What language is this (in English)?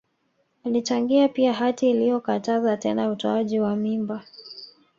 Swahili